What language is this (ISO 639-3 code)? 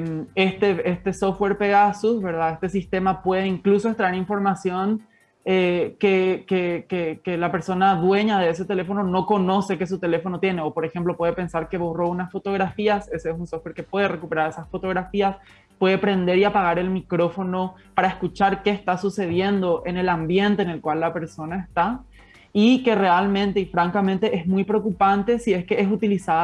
spa